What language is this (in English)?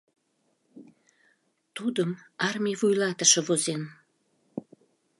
Mari